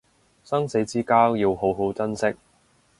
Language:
Cantonese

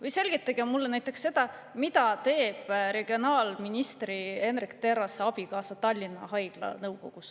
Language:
Estonian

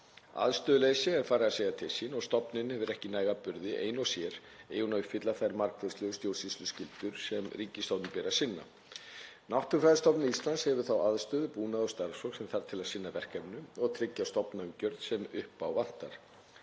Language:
Icelandic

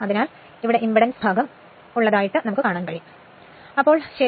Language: Malayalam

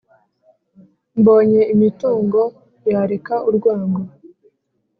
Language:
Kinyarwanda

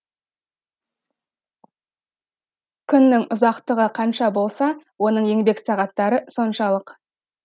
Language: Kazakh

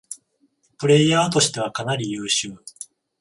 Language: Japanese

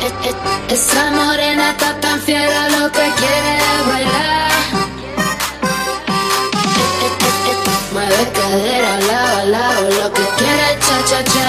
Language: Portuguese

